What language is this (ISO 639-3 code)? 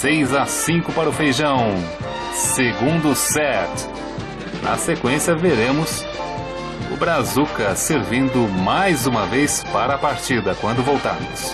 por